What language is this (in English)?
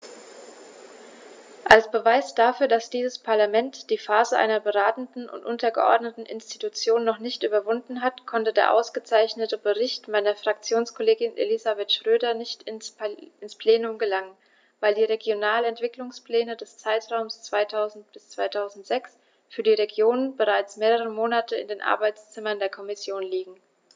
German